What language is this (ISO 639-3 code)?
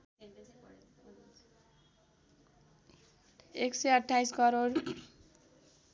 nep